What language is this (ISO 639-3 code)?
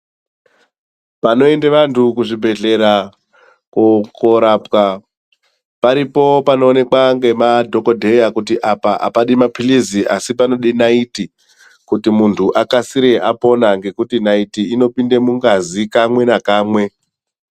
ndc